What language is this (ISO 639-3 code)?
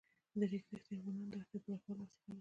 pus